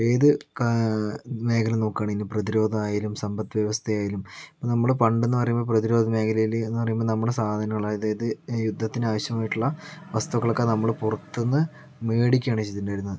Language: Malayalam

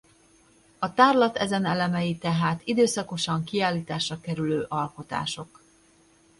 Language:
Hungarian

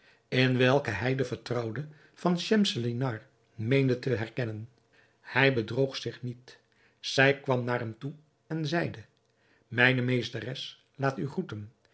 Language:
Dutch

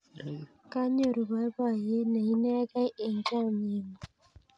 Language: Kalenjin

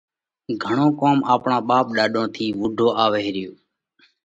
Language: Parkari Koli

